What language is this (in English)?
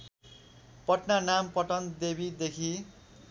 Nepali